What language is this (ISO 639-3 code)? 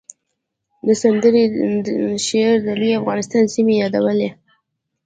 pus